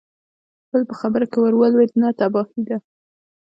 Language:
Pashto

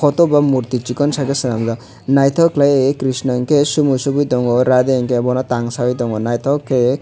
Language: Kok Borok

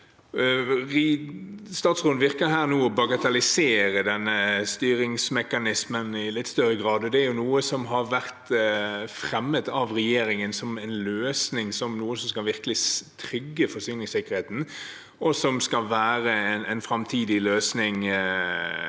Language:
Norwegian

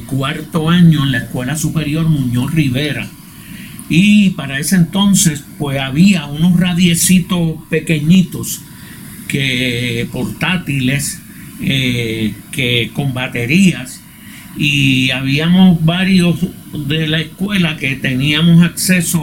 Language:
Spanish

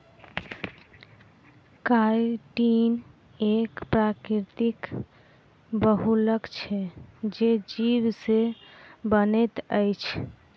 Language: Maithili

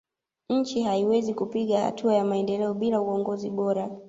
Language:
Swahili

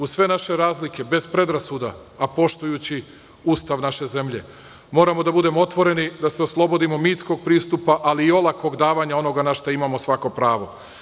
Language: Serbian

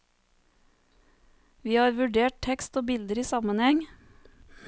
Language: Norwegian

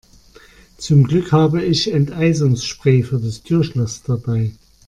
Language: German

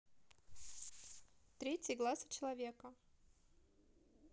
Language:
Russian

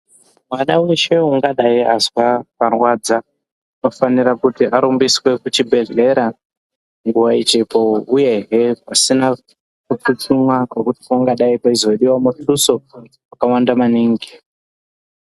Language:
Ndau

